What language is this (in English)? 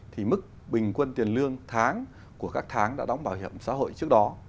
Vietnamese